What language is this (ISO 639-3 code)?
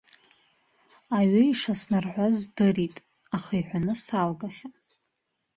abk